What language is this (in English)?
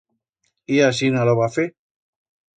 Aragonese